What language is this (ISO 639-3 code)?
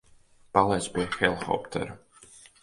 lav